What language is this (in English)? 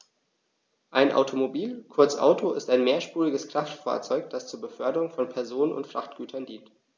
German